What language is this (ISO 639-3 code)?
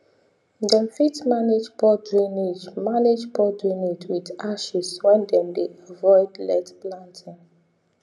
pcm